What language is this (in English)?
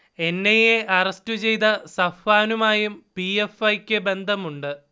Malayalam